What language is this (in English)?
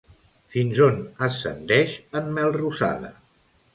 Catalan